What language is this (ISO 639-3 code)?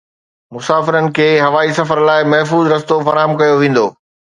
snd